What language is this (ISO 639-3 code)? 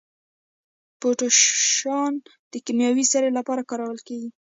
pus